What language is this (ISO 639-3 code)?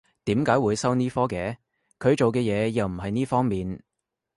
yue